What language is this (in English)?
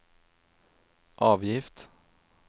Norwegian